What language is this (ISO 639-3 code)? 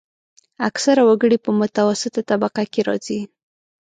pus